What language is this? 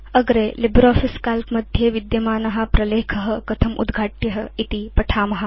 Sanskrit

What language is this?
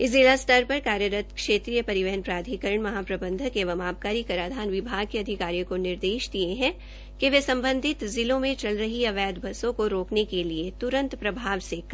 Hindi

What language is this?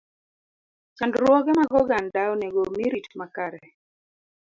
Luo (Kenya and Tanzania)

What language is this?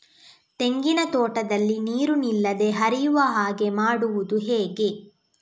Kannada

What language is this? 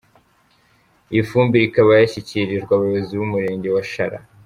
Kinyarwanda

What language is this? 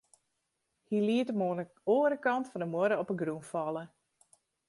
Western Frisian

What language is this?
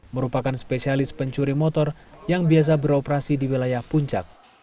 Indonesian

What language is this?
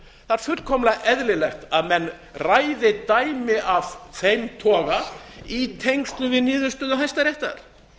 Icelandic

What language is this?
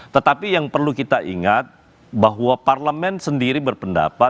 Indonesian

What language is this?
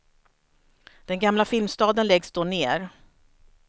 Swedish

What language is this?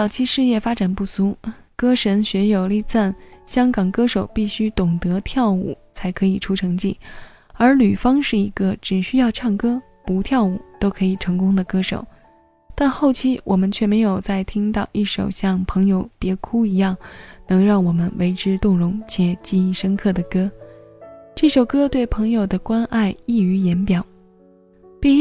Chinese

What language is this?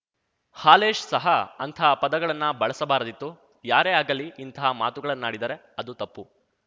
Kannada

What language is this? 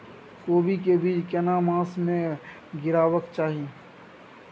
Maithili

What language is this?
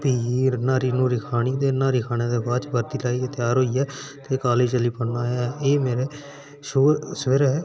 Dogri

